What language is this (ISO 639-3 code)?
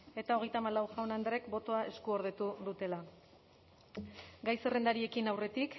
eus